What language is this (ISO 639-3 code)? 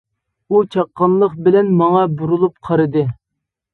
uig